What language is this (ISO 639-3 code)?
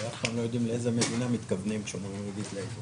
heb